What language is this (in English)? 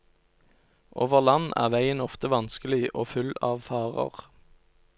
Norwegian